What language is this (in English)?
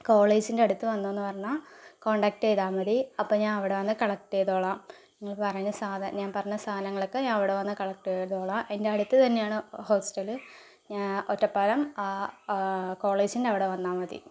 Malayalam